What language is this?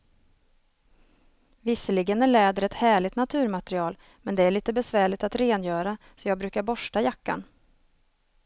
Swedish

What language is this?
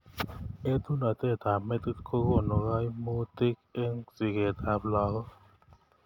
Kalenjin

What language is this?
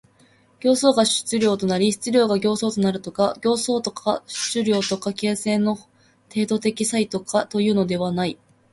Japanese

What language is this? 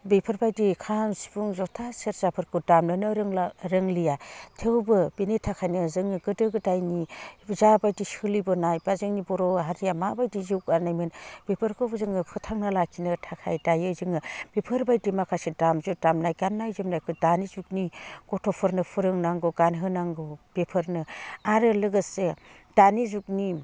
Bodo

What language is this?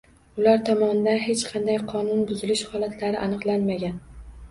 Uzbek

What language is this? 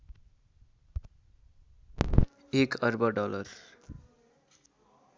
Nepali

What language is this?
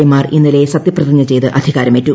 Malayalam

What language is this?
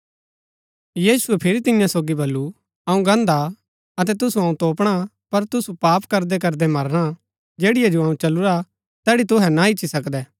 Gaddi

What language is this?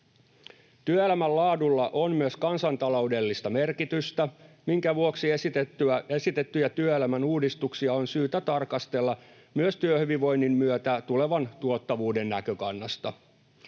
Finnish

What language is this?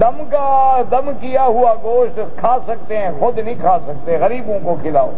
Arabic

